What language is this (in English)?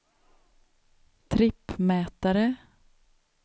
Swedish